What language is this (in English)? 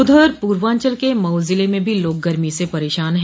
Hindi